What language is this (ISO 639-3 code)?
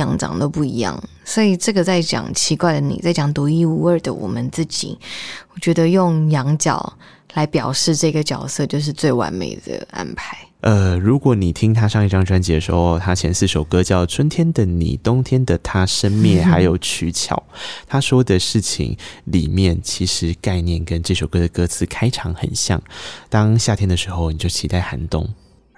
zho